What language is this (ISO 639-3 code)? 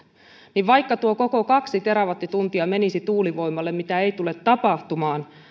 fin